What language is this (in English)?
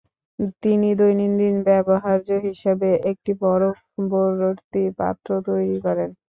Bangla